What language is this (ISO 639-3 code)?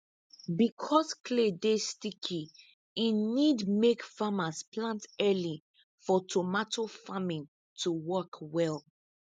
pcm